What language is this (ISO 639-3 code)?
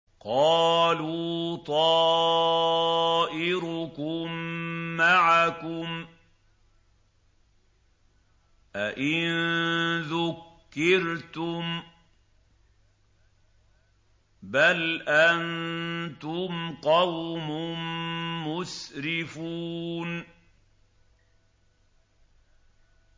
ara